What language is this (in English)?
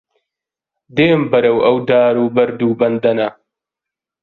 Central Kurdish